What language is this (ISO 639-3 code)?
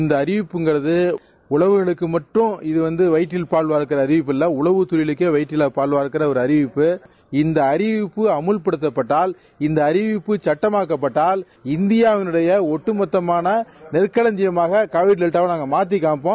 tam